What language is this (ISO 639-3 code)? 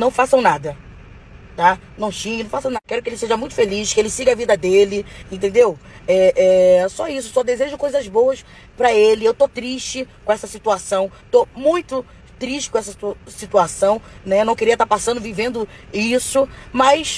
por